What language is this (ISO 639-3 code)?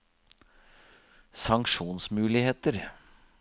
nor